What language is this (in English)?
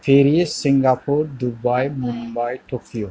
Bodo